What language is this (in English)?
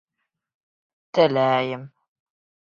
Bashkir